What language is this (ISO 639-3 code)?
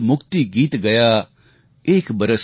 guj